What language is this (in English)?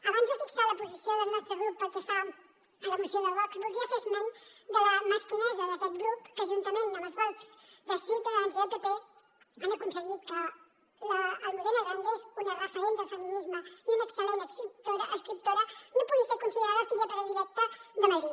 Catalan